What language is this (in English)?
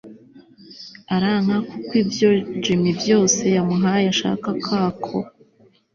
Kinyarwanda